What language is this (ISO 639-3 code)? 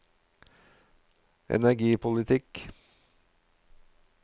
nor